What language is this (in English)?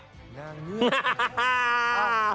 Thai